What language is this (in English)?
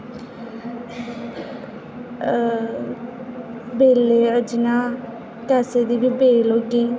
Dogri